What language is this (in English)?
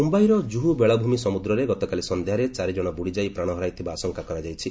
Odia